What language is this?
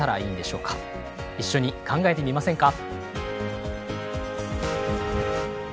Japanese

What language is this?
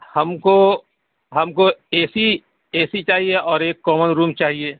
Urdu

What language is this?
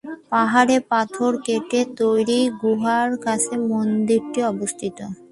Bangla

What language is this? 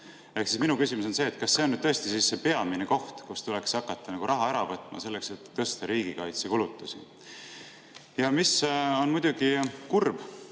Estonian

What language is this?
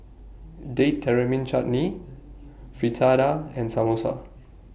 English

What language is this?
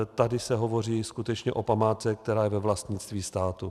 Czech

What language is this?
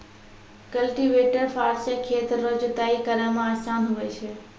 Maithili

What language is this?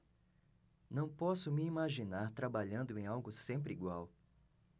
Portuguese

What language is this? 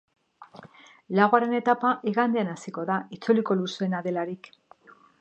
Basque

